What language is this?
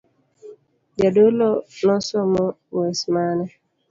Luo (Kenya and Tanzania)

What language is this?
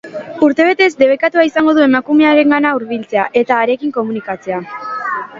Basque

